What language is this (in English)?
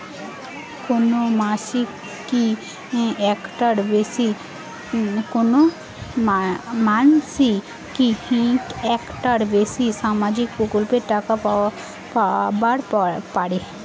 Bangla